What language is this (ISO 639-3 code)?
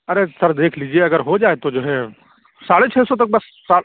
urd